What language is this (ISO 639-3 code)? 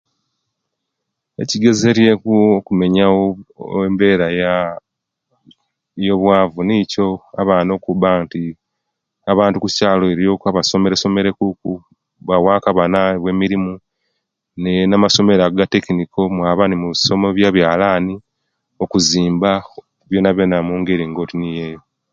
lke